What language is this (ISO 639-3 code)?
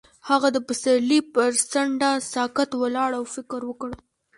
pus